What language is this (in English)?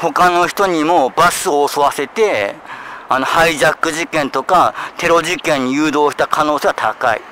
Japanese